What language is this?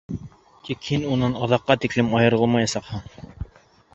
Bashkir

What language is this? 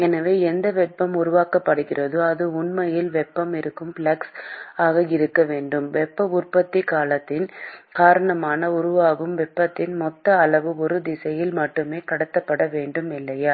Tamil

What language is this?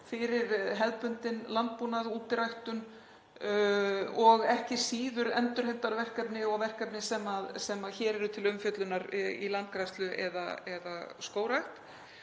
Icelandic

